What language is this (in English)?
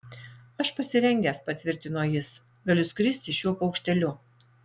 Lithuanian